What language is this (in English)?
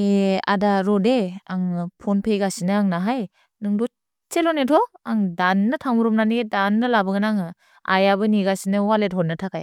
Bodo